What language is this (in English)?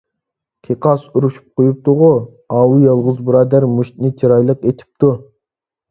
Uyghur